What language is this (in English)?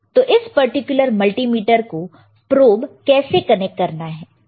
Hindi